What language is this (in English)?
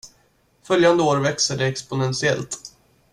Swedish